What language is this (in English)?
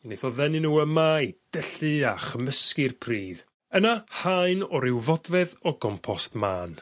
Welsh